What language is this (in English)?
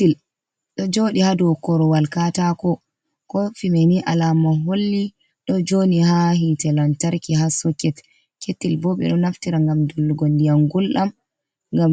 Fula